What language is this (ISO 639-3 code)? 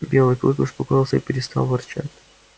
rus